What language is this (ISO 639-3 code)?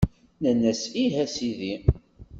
kab